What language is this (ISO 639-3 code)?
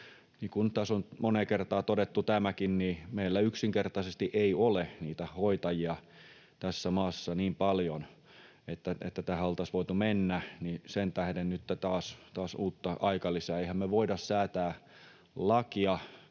fin